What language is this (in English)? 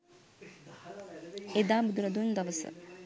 Sinhala